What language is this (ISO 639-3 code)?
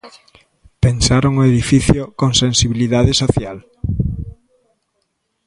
glg